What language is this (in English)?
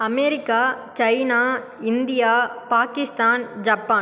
Tamil